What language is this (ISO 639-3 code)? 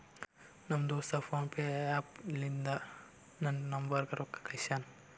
kan